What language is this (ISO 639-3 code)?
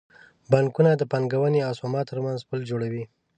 pus